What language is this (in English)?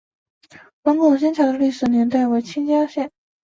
Chinese